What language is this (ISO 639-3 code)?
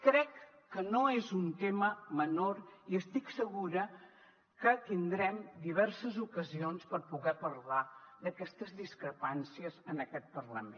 cat